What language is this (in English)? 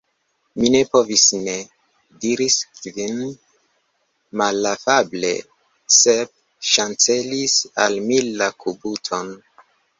Esperanto